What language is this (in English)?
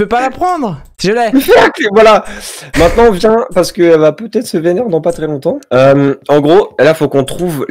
French